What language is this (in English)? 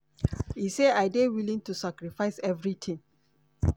Nigerian Pidgin